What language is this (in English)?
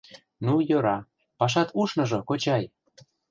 Mari